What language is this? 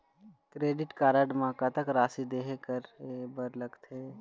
Chhattisgarhi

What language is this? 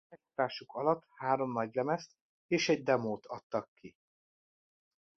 Hungarian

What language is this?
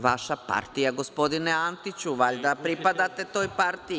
Serbian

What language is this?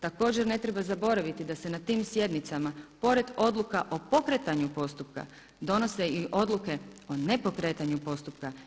Croatian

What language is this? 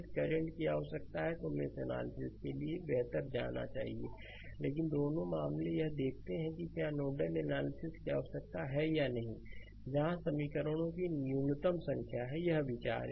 Hindi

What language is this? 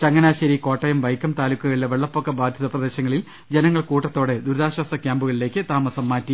Malayalam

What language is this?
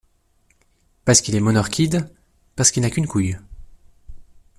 French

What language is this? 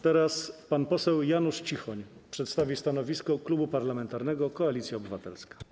Polish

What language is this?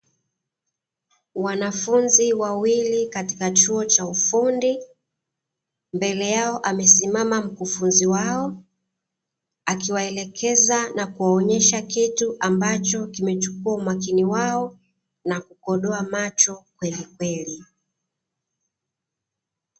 Swahili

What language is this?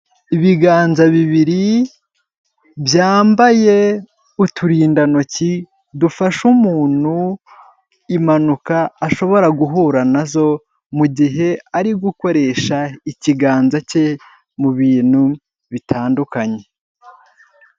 Kinyarwanda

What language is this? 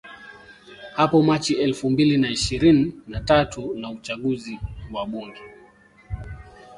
Swahili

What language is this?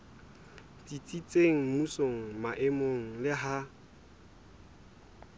Southern Sotho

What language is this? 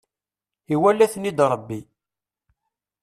Kabyle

